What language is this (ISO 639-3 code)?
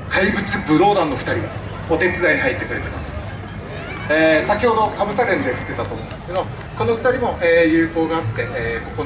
jpn